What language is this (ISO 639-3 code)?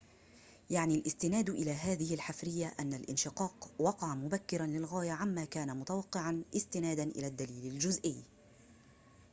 ara